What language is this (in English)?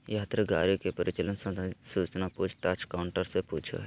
Magahi